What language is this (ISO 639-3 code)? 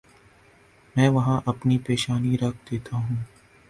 urd